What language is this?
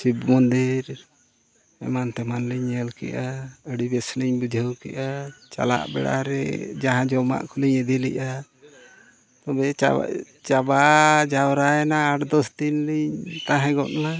Santali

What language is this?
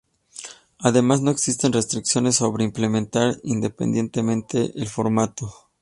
Spanish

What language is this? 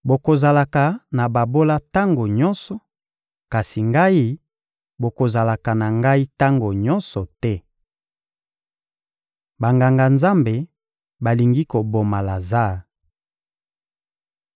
Lingala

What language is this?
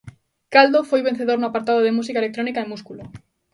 Galician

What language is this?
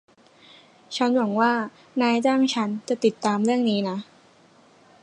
Thai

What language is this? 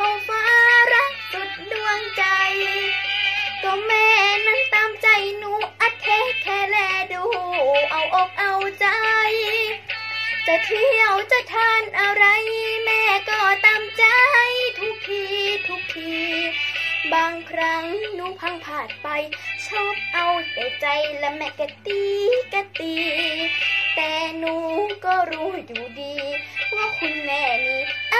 Thai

